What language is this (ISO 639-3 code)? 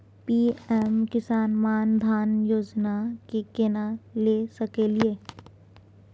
mai